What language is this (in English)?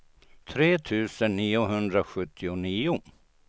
Swedish